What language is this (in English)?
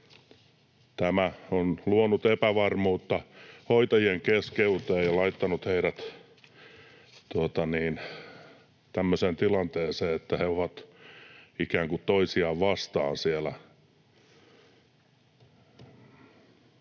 Finnish